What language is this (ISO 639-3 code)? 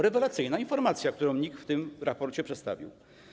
pol